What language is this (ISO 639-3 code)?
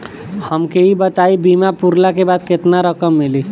bho